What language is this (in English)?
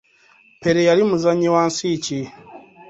Ganda